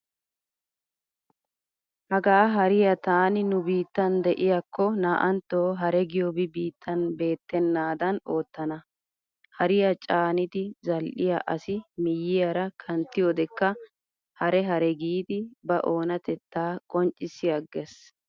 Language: Wolaytta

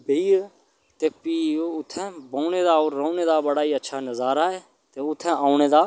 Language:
Dogri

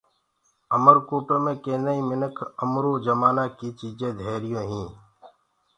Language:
Gurgula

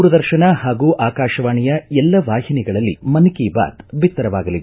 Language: Kannada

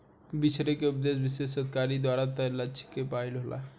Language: Bhojpuri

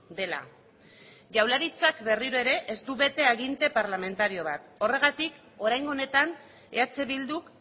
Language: Basque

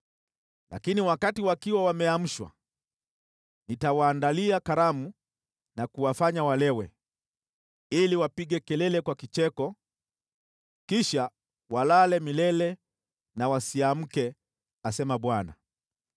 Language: Swahili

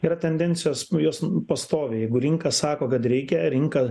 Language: Lithuanian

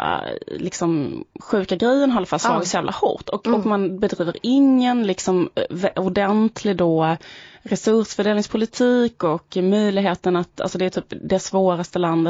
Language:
Swedish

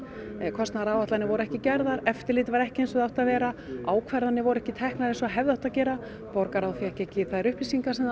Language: Icelandic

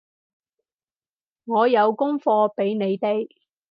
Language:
Cantonese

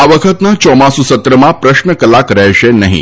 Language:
Gujarati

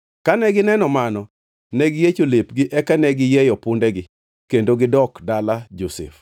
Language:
Luo (Kenya and Tanzania)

